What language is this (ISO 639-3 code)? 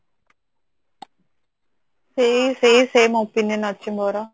ori